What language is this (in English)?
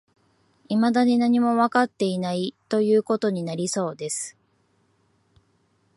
Japanese